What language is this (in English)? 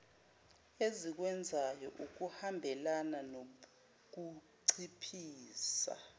Zulu